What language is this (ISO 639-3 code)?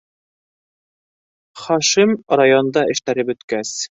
bak